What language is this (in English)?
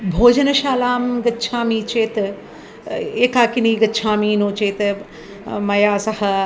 Sanskrit